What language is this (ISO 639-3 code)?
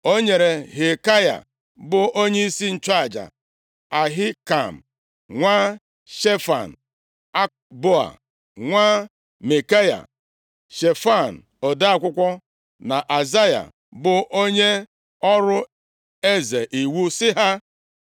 ibo